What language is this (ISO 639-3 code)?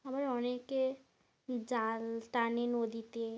ben